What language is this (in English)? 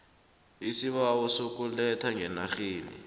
South Ndebele